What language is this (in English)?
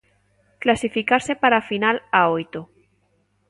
Galician